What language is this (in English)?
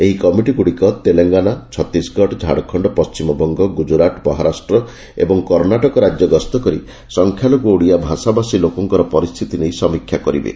Odia